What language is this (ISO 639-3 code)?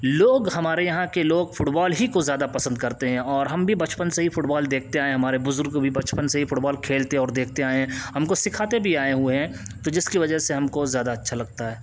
urd